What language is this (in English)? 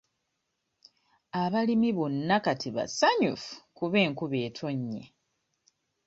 Ganda